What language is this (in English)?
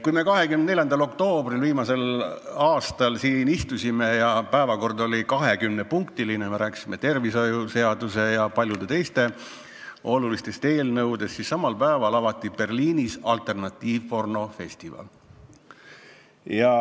Estonian